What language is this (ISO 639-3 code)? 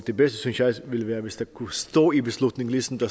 dan